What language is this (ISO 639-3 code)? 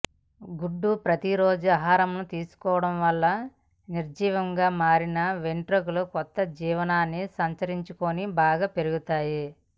tel